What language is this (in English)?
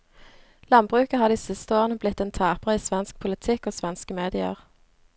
Norwegian